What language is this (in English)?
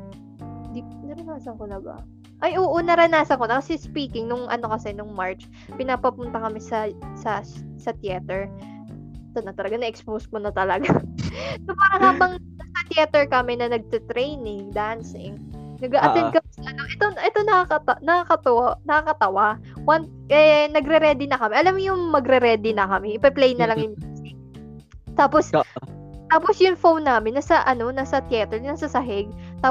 Filipino